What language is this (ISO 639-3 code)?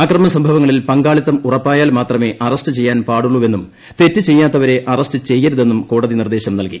mal